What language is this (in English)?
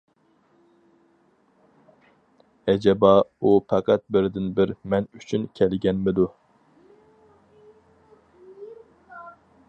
Uyghur